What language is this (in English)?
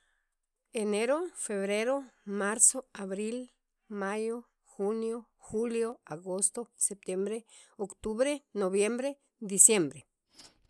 Sacapulteco